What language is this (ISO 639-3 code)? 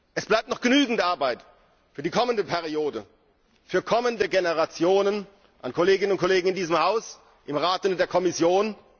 deu